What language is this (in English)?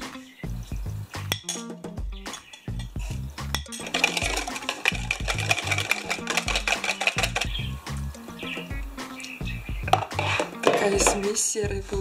Russian